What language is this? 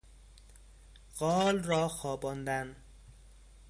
Persian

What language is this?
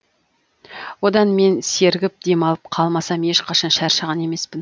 Kazakh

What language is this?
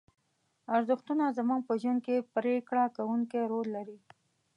Pashto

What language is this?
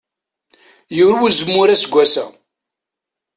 Kabyle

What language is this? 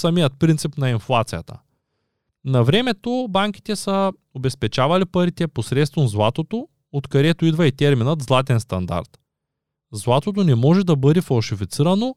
Bulgarian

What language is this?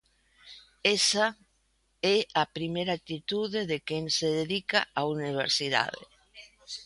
Galician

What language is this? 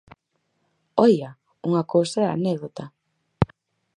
Galician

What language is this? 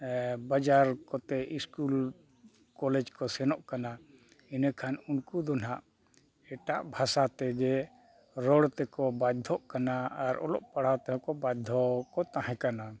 Santali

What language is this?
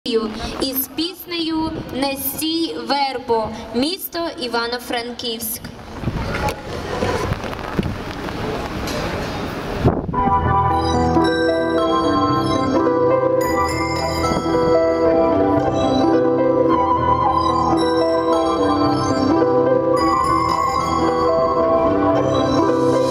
Ukrainian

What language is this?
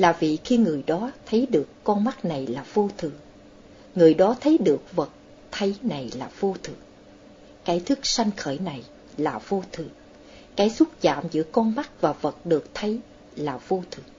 Vietnamese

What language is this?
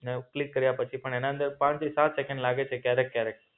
Gujarati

